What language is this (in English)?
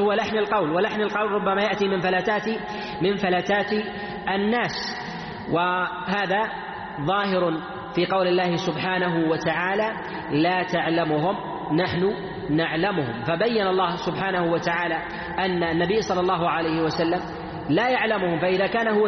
Arabic